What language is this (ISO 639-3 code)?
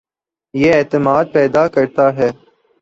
urd